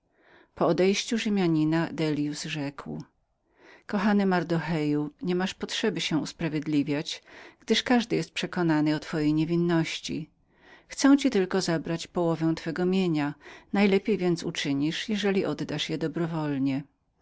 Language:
Polish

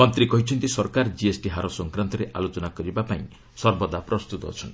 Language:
Odia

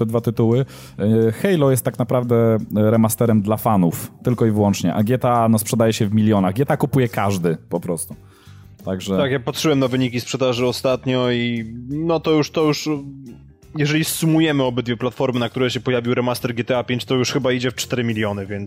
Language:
Polish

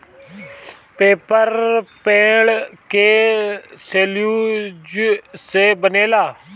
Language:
Bhojpuri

